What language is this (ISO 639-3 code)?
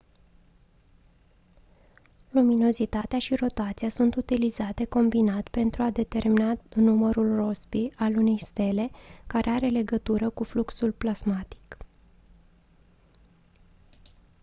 ron